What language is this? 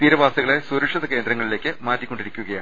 Malayalam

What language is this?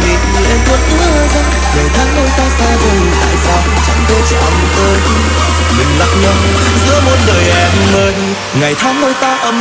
Vietnamese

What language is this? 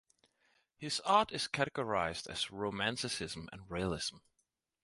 English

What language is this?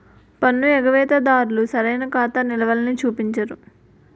Telugu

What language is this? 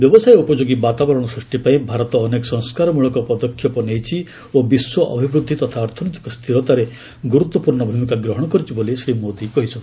Odia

